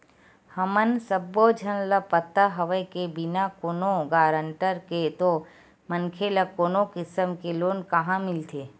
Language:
Chhattisgarhi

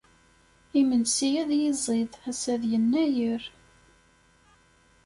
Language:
Kabyle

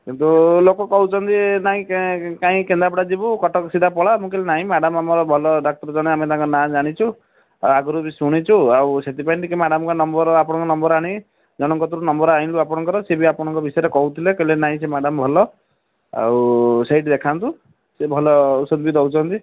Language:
Odia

